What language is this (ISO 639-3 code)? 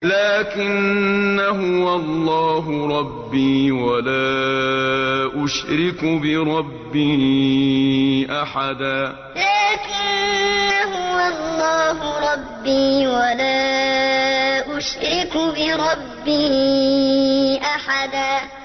ara